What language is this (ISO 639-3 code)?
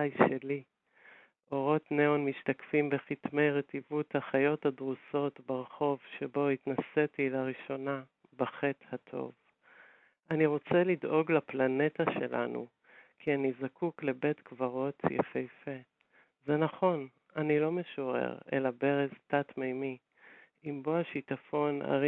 heb